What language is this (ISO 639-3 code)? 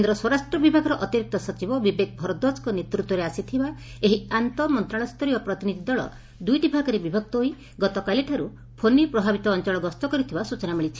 ori